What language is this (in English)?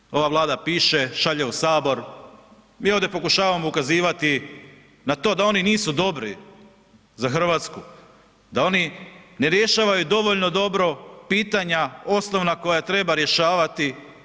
Croatian